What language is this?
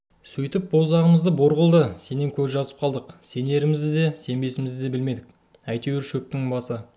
Kazakh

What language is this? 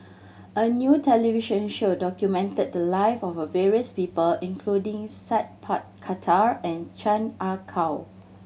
English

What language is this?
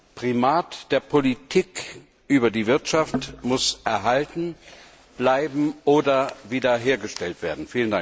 German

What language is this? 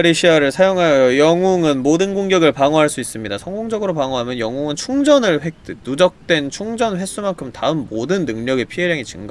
Korean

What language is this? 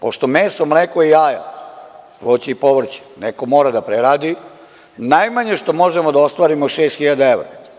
Serbian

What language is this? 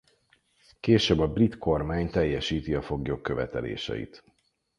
Hungarian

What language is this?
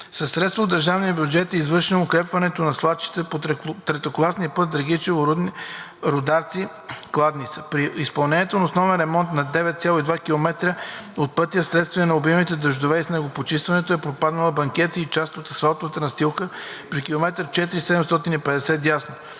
Bulgarian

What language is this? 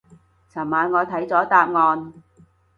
Cantonese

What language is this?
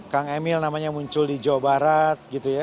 Indonesian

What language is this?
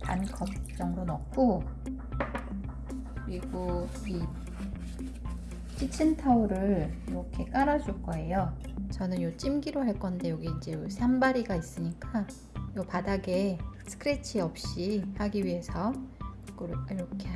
Korean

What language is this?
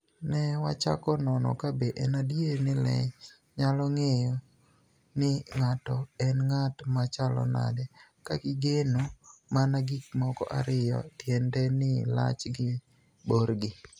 Luo (Kenya and Tanzania)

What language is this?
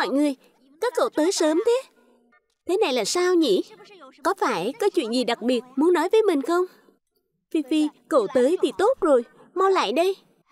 Vietnamese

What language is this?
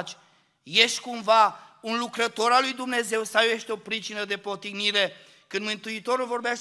Romanian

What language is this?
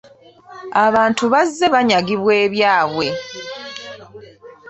Ganda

